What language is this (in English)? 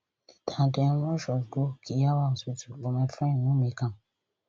Nigerian Pidgin